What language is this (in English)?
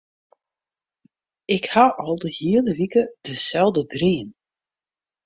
Western Frisian